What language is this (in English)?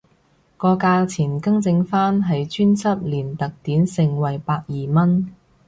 Cantonese